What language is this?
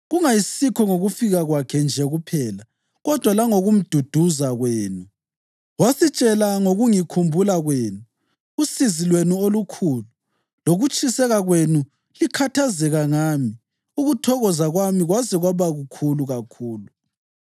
North Ndebele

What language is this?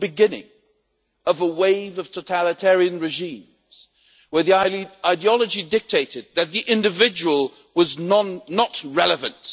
English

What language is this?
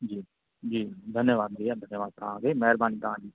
Sindhi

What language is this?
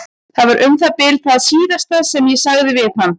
Icelandic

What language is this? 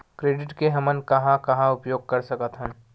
Chhattisgarhi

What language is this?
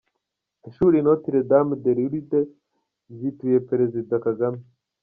Kinyarwanda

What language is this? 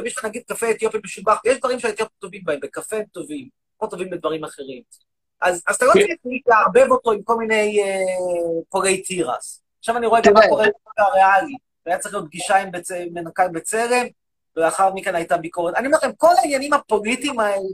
Hebrew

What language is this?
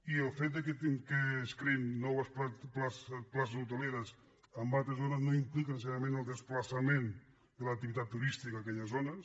Catalan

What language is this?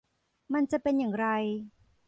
Thai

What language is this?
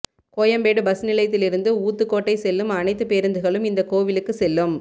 Tamil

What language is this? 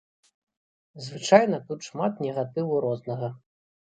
Belarusian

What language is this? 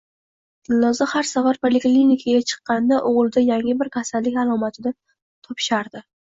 Uzbek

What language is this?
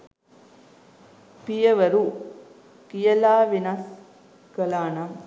Sinhala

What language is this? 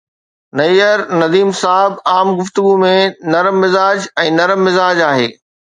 Sindhi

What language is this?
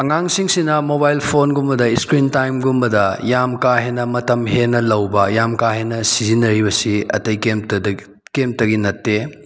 Manipuri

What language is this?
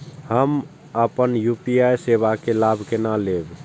Maithili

